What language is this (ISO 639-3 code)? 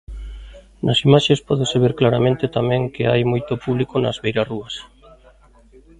glg